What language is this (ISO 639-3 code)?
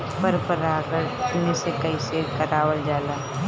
bho